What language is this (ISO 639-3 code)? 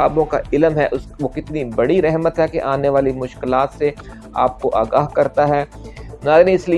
urd